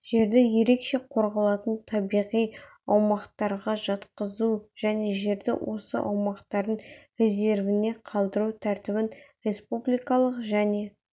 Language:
Kazakh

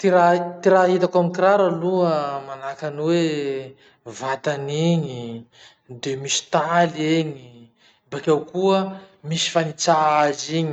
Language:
Masikoro Malagasy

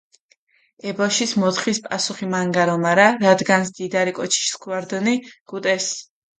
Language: Mingrelian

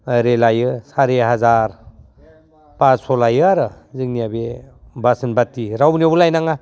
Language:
Bodo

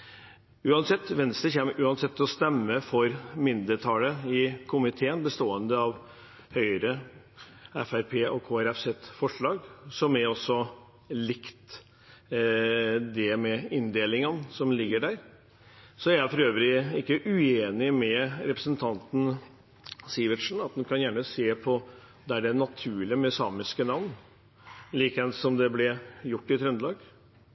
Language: Norwegian Bokmål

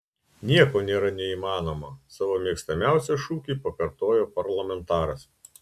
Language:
Lithuanian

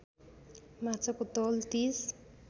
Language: Nepali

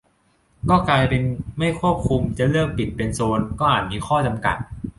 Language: Thai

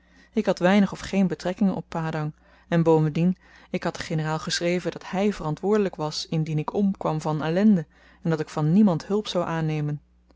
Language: Dutch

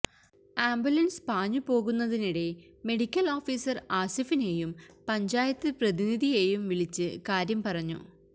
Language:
Malayalam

